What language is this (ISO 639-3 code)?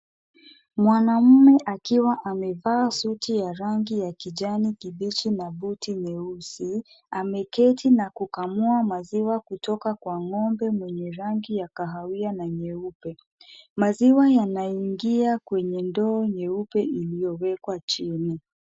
swa